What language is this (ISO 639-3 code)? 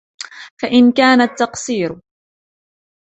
ara